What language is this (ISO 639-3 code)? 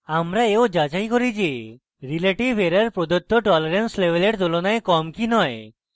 ben